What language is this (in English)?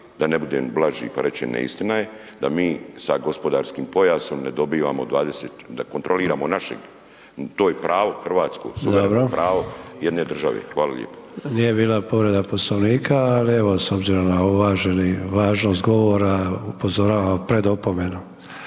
Croatian